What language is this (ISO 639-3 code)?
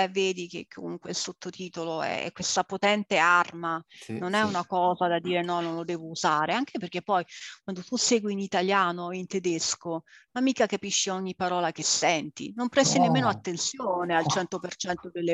ita